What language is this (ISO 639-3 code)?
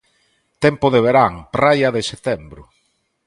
glg